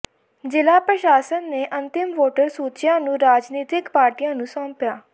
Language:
Punjabi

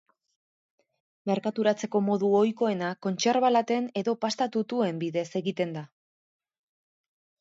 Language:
Basque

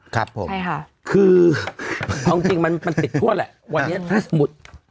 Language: Thai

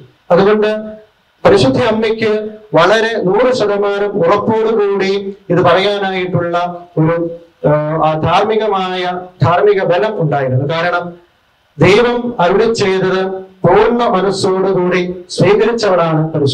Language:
Indonesian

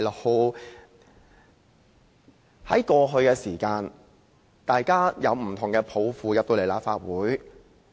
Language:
Cantonese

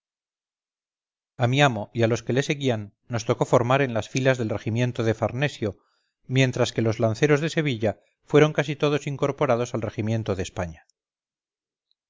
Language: Spanish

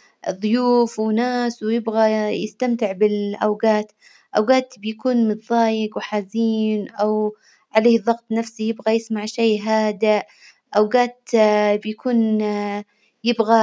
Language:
Hijazi Arabic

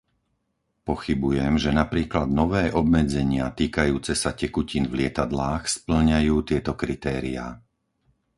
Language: Slovak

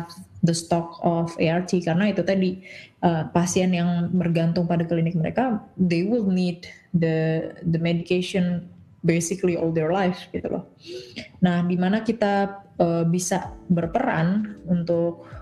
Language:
Indonesian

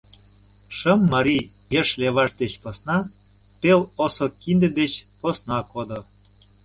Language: Mari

